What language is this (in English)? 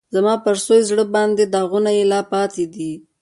Pashto